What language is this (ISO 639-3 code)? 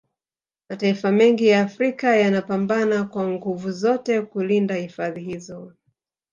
swa